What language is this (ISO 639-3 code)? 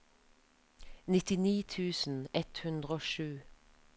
nor